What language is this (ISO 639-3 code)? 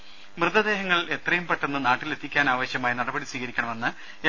mal